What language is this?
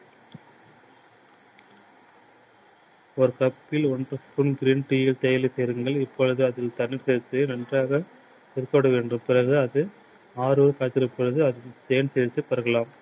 Tamil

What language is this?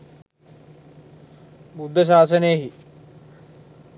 Sinhala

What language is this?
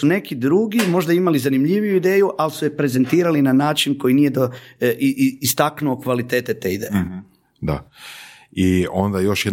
Croatian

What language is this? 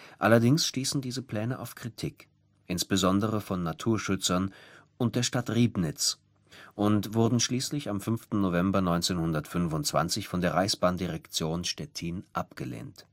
German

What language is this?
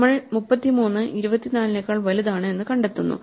Malayalam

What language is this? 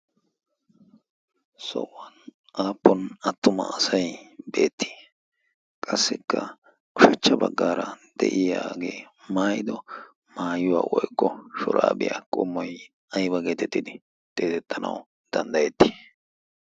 Wolaytta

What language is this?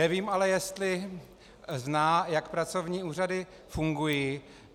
Czech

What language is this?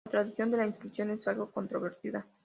Spanish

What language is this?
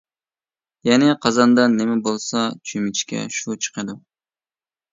Uyghur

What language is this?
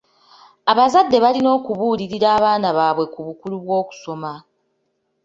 Ganda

